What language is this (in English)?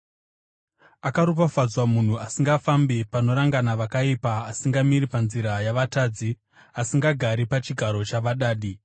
Shona